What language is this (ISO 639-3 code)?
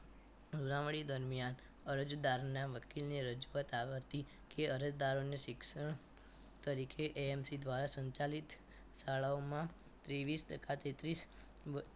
guj